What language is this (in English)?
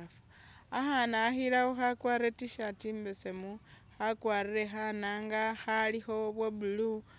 Masaaba